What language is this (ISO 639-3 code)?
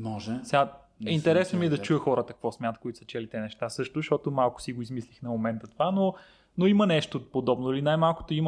bul